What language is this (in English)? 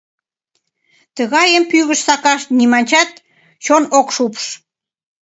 Mari